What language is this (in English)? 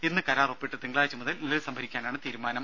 Malayalam